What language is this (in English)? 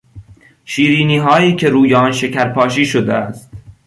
Persian